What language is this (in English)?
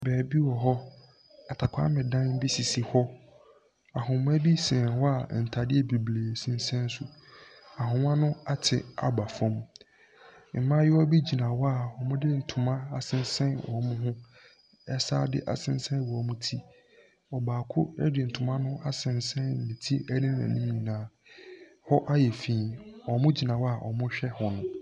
Akan